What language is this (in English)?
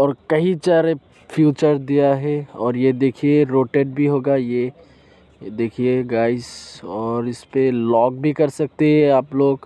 Hindi